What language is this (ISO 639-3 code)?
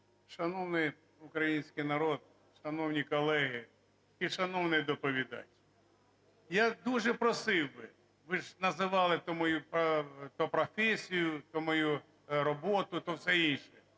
ukr